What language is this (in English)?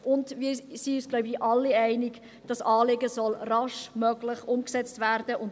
Swiss German